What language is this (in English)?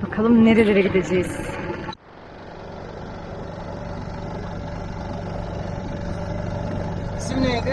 Turkish